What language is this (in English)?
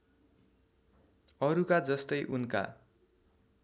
Nepali